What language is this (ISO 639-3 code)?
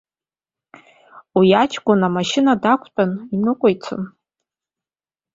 abk